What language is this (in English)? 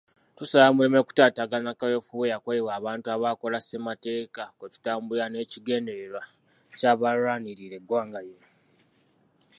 Ganda